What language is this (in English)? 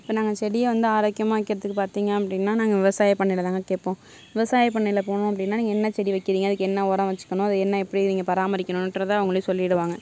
Tamil